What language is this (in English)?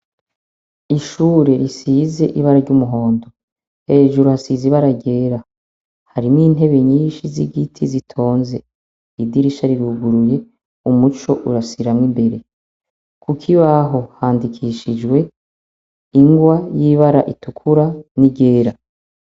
Rundi